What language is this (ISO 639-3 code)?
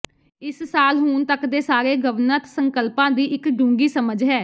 pan